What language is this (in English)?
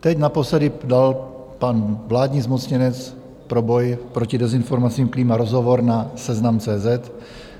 Czech